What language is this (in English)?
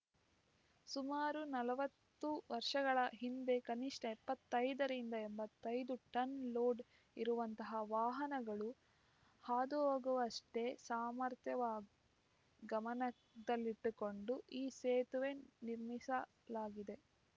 Kannada